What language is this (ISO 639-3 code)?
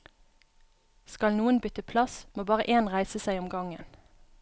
nor